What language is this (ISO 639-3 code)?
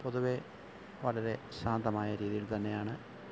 mal